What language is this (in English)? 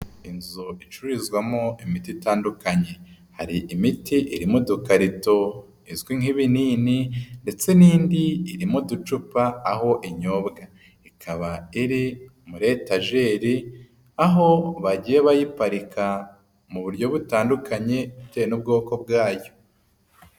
Kinyarwanda